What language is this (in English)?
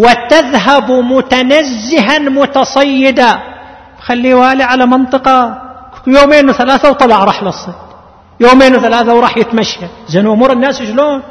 Arabic